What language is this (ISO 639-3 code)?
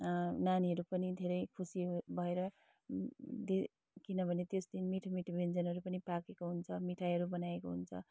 nep